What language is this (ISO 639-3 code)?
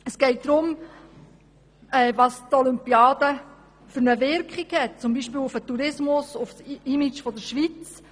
gsw